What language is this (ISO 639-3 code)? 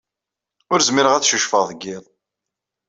kab